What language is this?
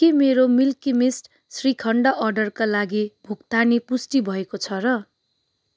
Nepali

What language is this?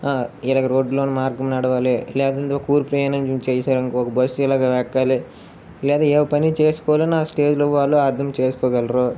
Telugu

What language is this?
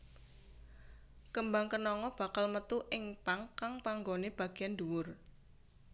Javanese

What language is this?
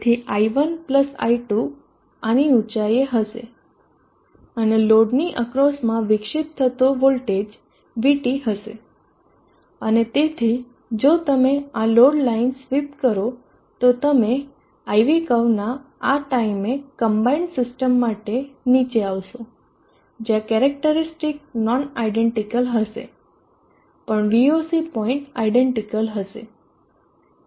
Gujarati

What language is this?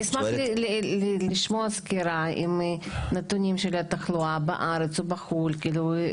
Hebrew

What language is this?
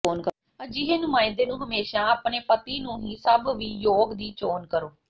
Punjabi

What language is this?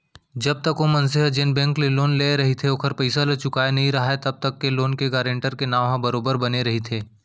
Chhattisgarhi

